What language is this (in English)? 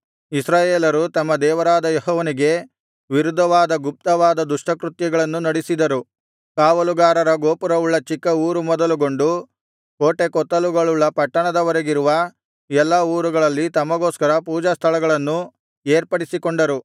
Kannada